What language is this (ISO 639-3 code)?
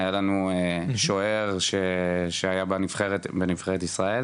heb